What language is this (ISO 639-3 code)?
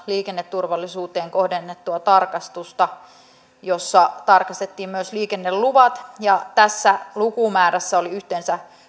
fin